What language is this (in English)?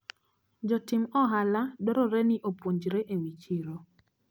Luo (Kenya and Tanzania)